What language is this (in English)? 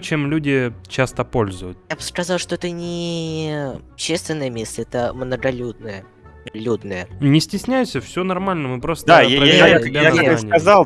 Russian